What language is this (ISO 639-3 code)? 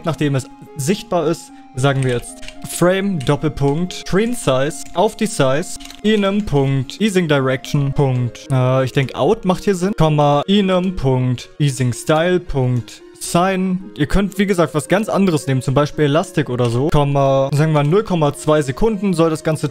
deu